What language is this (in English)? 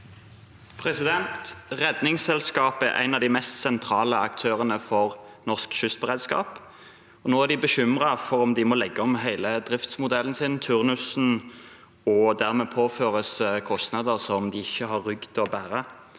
Norwegian